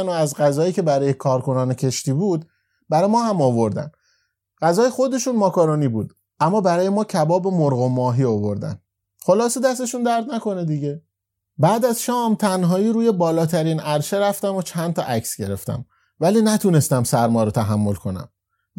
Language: Persian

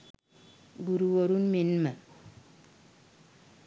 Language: Sinhala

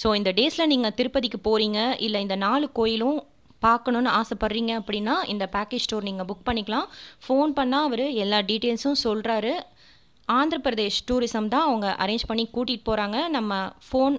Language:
Hindi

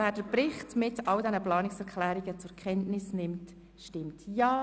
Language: Swiss German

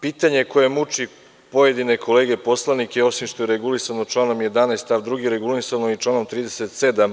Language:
Serbian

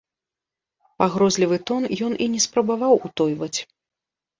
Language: Belarusian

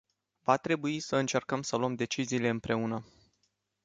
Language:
Romanian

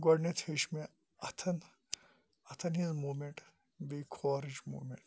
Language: Kashmiri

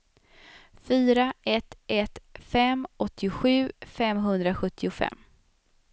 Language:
Swedish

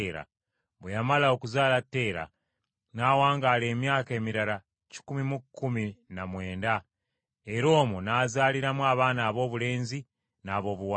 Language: Ganda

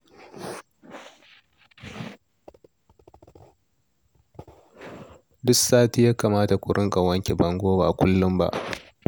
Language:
Hausa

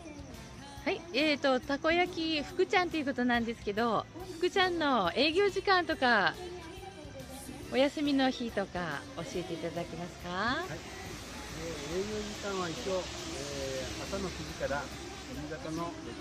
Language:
Japanese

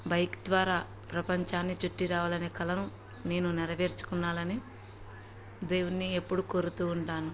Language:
Telugu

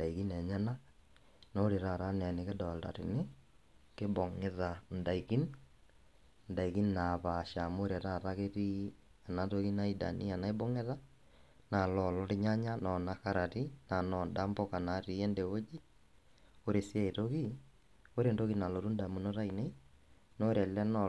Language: Masai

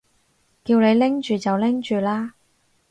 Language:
Cantonese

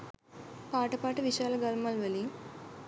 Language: Sinhala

